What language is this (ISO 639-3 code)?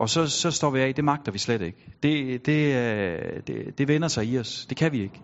dan